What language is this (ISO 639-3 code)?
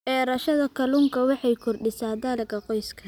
som